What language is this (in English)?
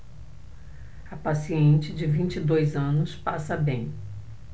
Portuguese